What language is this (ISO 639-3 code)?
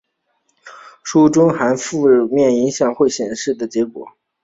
zho